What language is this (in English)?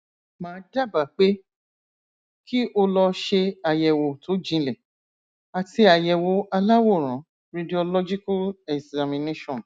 Yoruba